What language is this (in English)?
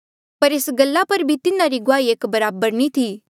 Mandeali